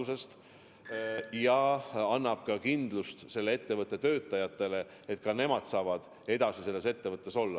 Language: Estonian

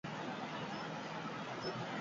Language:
Basque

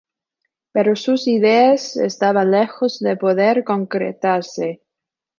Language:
Spanish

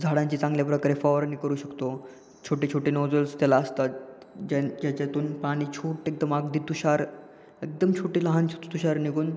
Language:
Marathi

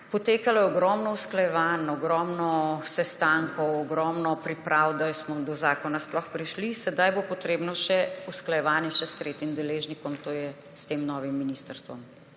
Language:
Slovenian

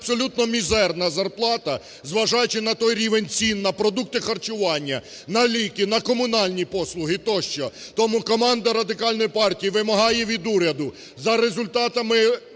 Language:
Ukrainian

